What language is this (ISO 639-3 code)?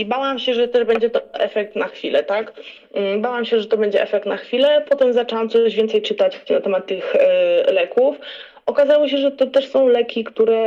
pol